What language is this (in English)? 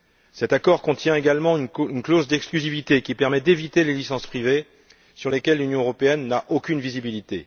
French